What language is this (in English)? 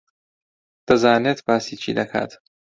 Central Kurdish